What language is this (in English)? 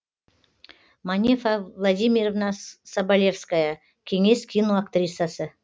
Kazakh